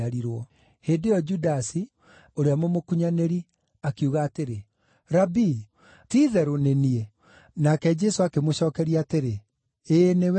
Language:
Kikuyu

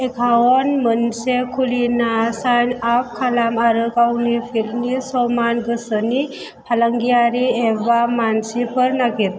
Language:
Bodo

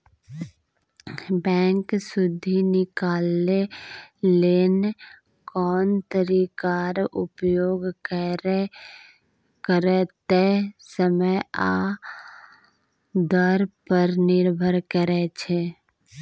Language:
Maithili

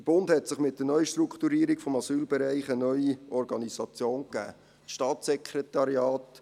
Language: Swiss German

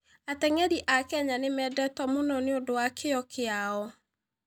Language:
Kikuyu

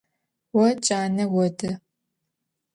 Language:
Adyghe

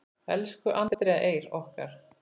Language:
Icelandic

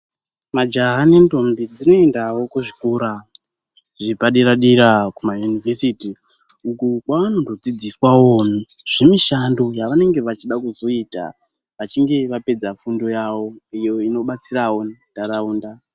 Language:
Ndau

